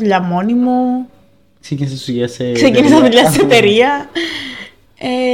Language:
Greek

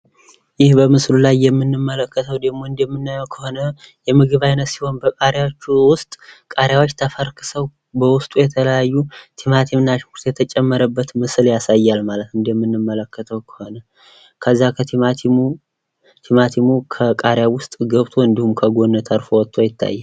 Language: Amharic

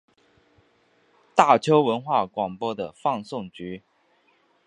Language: Chinese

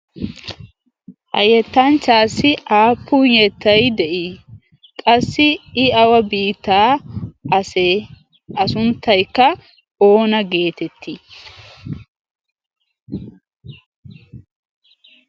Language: Wolaytta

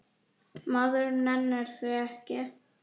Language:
Icelandic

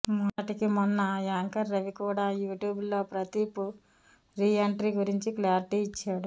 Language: Telugu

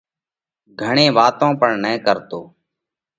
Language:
Parkari Koli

